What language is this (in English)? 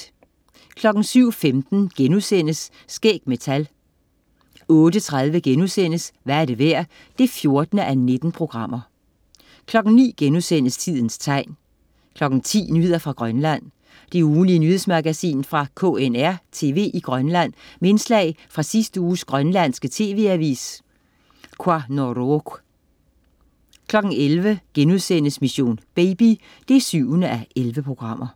Danish